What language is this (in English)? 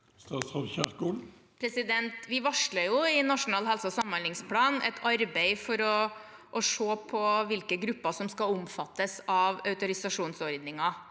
Norwegian